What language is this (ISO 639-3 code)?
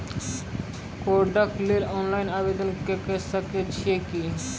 mai